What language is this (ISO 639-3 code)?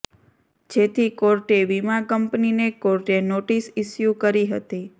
guj